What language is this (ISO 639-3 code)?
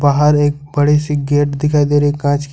hin